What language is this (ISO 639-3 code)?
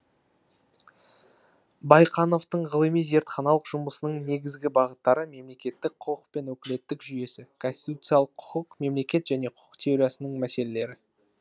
kaz